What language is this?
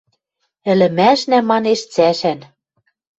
Western Mari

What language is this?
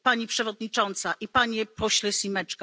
Polish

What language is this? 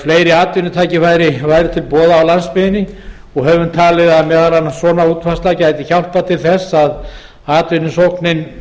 Icelandic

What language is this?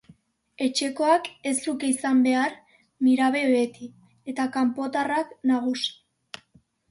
Basque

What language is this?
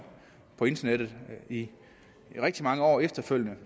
Danish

